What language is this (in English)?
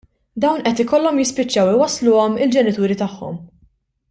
Maltese